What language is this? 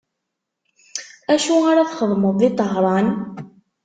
Kabyle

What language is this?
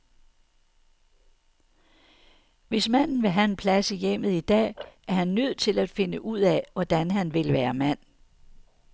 Danish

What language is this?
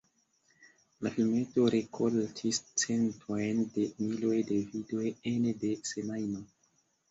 Esperanto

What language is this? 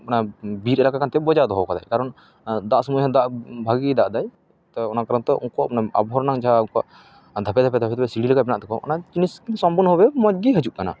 Santali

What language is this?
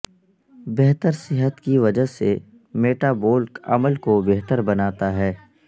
Urdu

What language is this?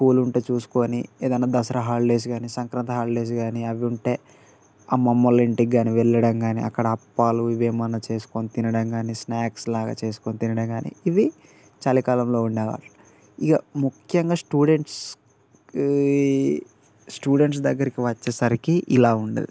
Telugu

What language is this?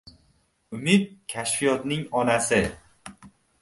Uzbek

